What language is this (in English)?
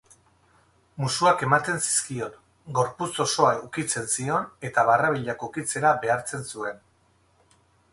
Basque